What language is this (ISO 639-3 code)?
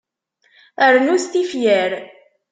kab